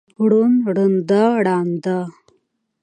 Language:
Pashto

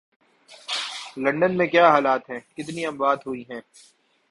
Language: Urdu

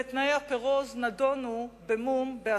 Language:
Hebrew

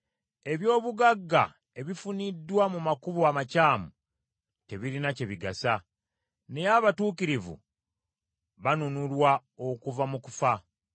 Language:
Ganda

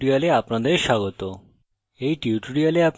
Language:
Bangla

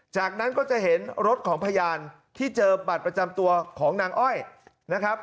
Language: Thai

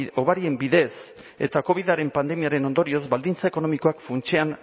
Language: Basque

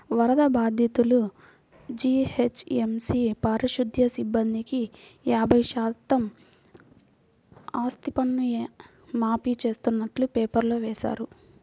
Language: Telugu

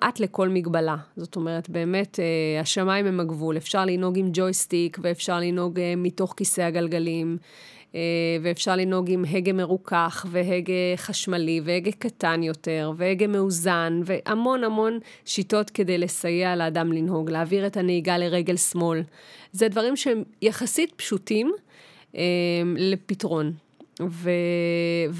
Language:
Hebrew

